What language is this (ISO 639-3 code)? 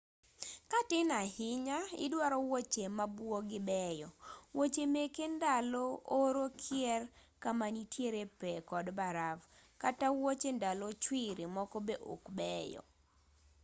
luo